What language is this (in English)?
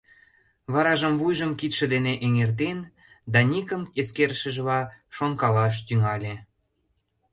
Mari